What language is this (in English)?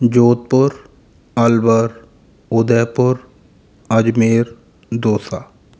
Hindi